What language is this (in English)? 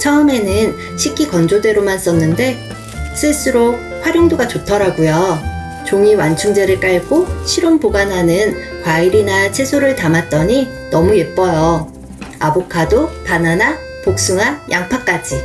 Korean